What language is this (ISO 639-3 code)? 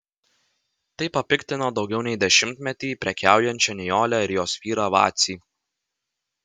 lit